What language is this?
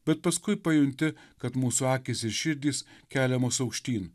Lithuanian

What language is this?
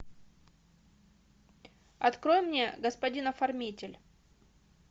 Russian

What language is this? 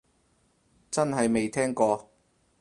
Cantonese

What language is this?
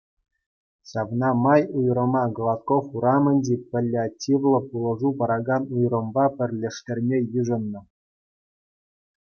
Chuvash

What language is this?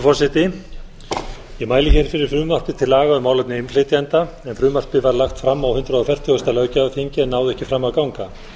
Icelandic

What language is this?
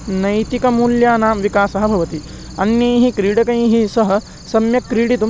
Sanskrit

